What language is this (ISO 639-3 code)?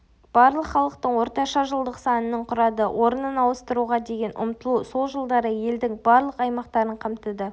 kaz